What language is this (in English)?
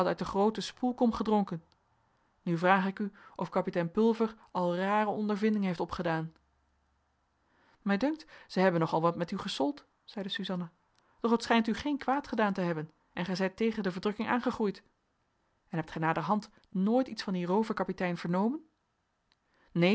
Dutch